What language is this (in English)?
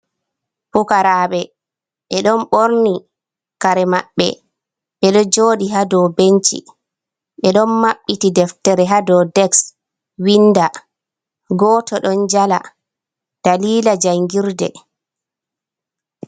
Fula